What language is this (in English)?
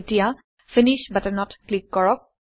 Assamese